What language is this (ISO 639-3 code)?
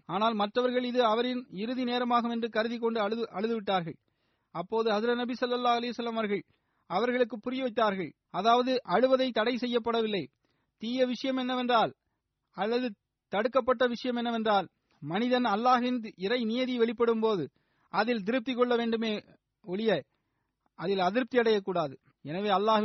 tam